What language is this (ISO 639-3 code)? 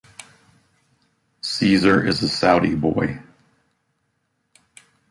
eng